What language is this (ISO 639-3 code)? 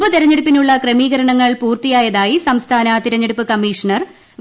mal